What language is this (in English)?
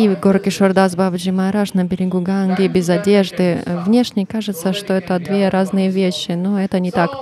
Russian